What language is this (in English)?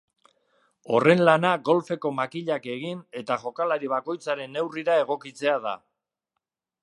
Basque